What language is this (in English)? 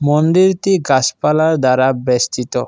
Bangla